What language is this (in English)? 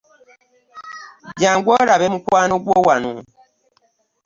Ganda